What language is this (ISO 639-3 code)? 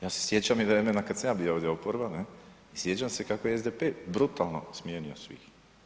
hrv